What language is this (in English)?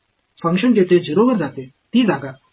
Marathi